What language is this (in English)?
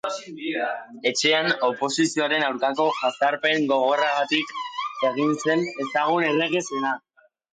Basque